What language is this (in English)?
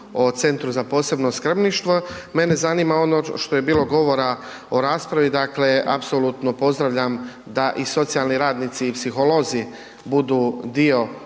Croatian